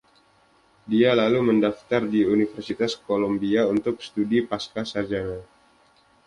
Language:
Indonesian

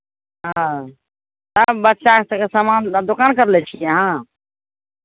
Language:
Maithili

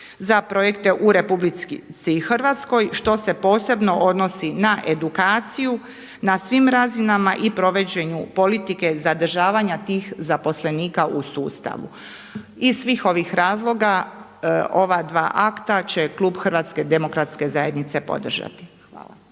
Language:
Croatian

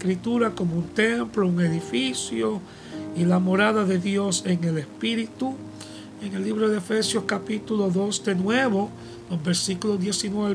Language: Spanish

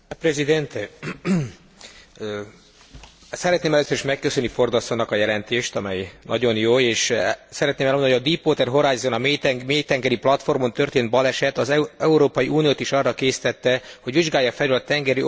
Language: Hungarian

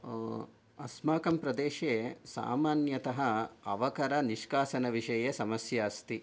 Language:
Sanskrit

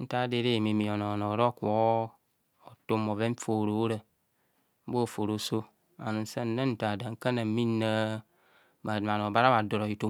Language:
Kohumono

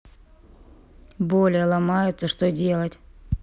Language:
Russian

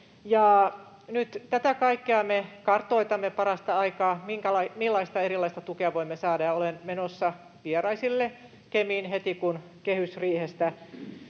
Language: Finnish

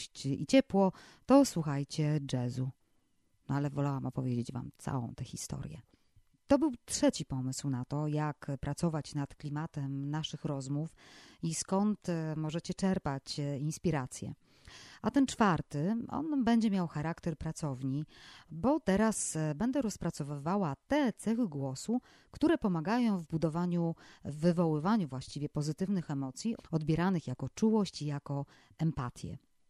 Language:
Polish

